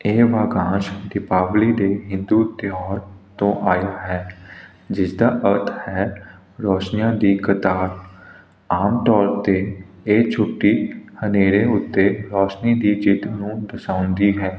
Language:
Punjabi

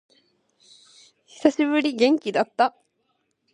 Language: Japanese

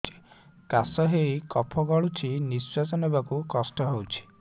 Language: Odia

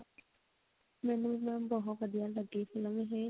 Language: Punjabi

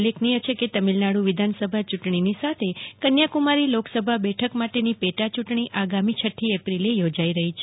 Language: Gujarati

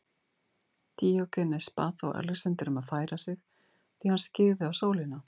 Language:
Icelandic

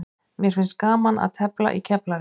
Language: Icelandic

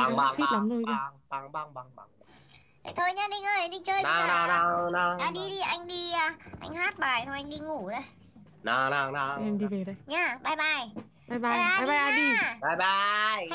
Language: Vietnamese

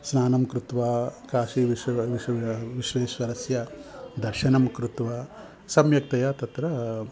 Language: Sanskrit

